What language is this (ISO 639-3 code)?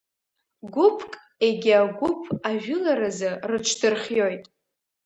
abk